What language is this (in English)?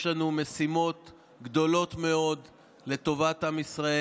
Hebrew